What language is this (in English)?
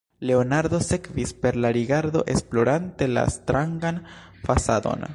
Esperanto